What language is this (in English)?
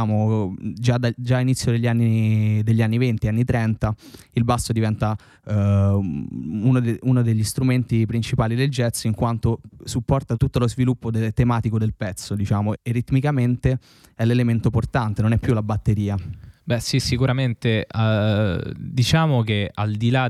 Italian